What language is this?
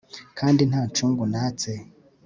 Kinyarwanda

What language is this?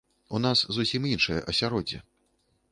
Belarusian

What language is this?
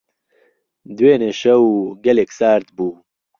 Central Kurdish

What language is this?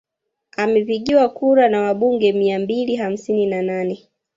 Swahili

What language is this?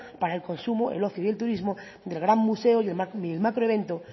Spanish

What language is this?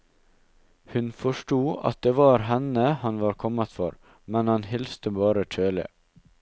Norwegian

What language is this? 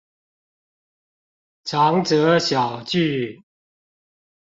Chinese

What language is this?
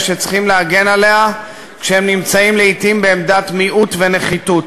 Hebrew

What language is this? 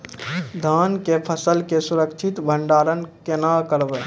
Maithili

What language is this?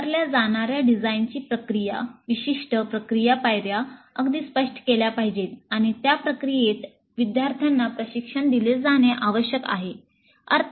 Marathi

